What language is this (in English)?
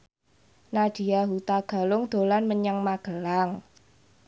Javanese